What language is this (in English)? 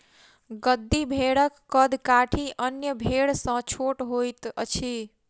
Maithili